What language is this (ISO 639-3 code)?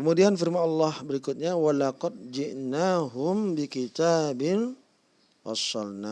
ind